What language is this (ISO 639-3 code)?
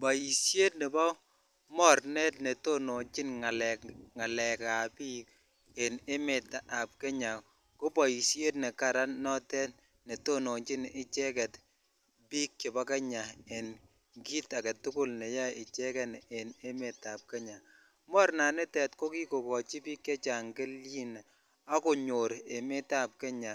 kln